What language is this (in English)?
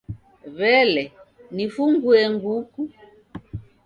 Taita